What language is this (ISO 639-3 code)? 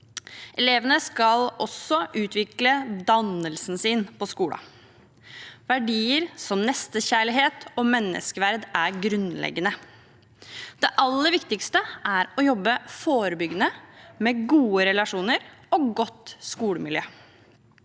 nor